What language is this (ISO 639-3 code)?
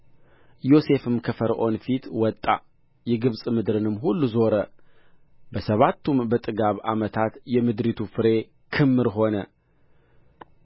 amh